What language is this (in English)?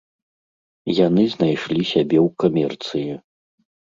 Belarusian